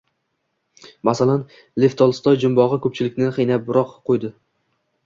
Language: Uzbek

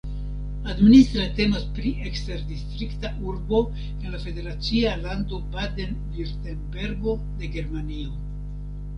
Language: Esperanto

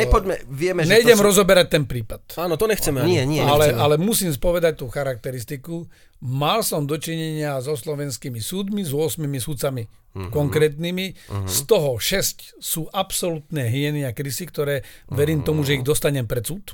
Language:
Slovak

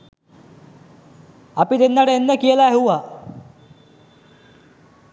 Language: Sinhala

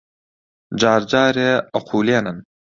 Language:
Central Kurdish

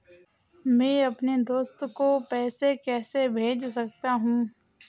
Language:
Hindi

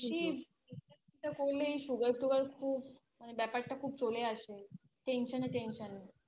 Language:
Bangla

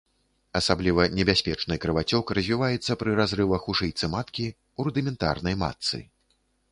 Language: Belarusian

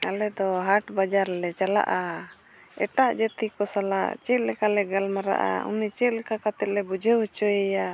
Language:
Santali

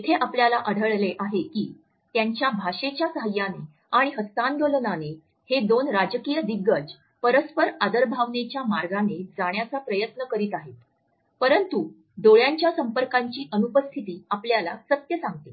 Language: Marathi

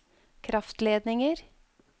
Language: Norwegian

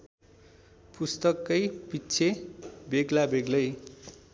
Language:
Nepali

